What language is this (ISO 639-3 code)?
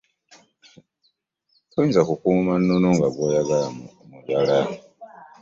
lug